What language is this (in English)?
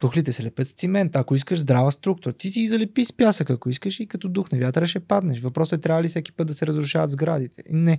Bulgarian